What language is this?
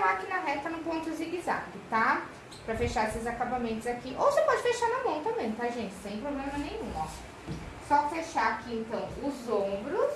Portuguese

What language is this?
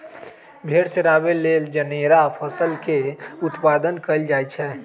Magahi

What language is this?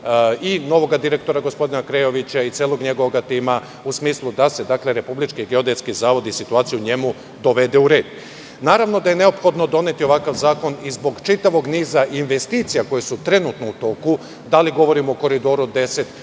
Serbian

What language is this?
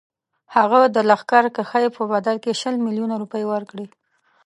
Pashto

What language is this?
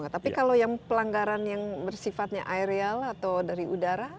Indonesian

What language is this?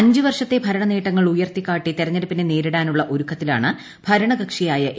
Malayalam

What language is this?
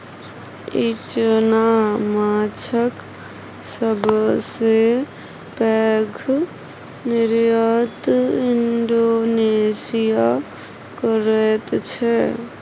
Maithili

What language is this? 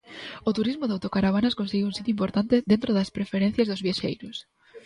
Galician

